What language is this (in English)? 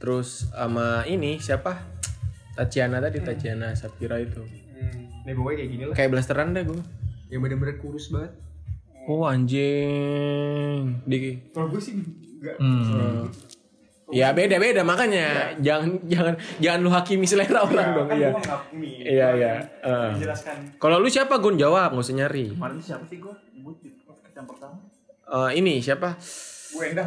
Indonesian